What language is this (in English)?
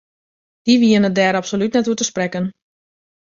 Western Frisian